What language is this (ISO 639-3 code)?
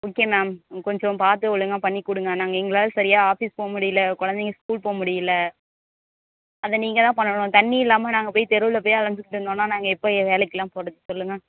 tam